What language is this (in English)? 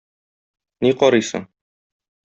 Tatar